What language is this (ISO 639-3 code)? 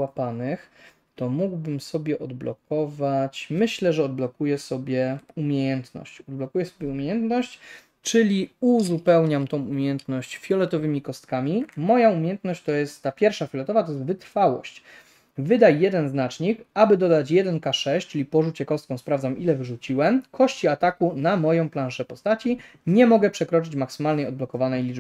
pol